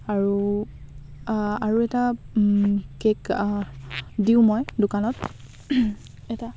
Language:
Assamese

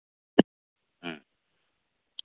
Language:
Santali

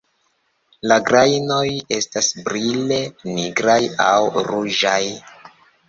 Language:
Esperanto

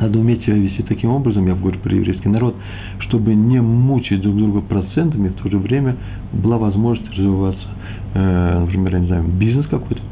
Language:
Russian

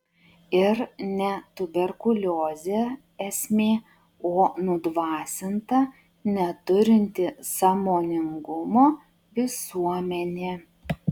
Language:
Lithuanian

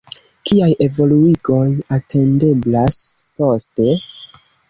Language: Esperanto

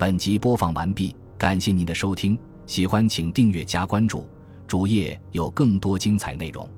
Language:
Chinese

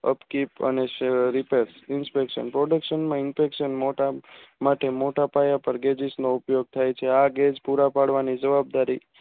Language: Gujarati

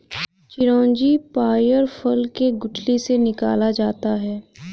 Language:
Hindi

